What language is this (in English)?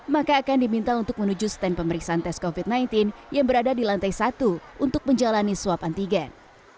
Indonesian